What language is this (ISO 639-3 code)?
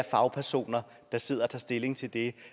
dan